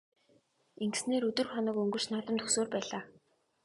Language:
Mongolian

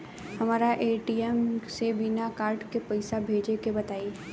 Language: Bhojpuri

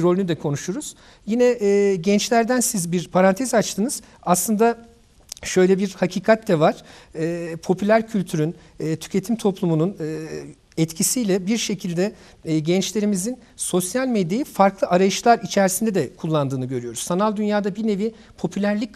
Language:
Turkish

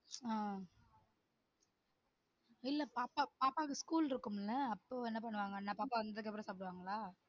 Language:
Tamil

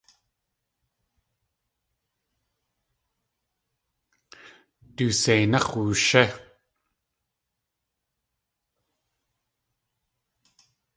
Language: Tlingit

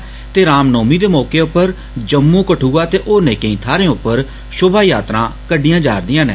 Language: Dogri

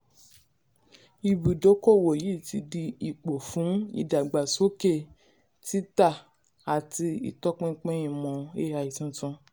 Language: Yoruba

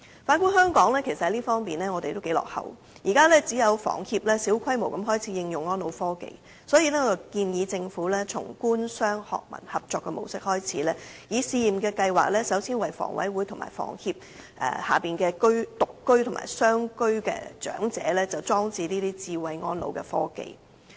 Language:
Cantonese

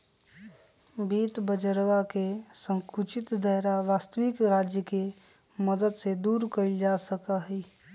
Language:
Magahi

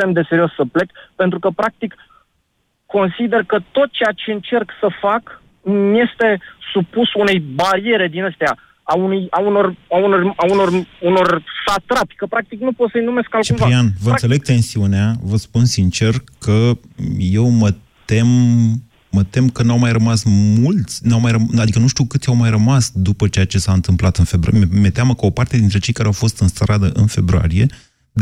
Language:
Romanian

